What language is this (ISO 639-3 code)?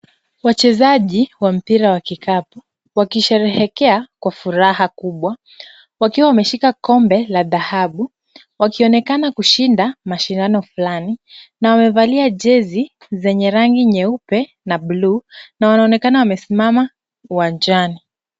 swa